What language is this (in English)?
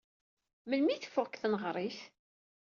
Kabyle